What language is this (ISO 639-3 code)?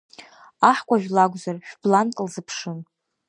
abk